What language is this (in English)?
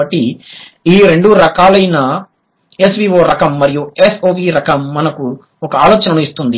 Telugu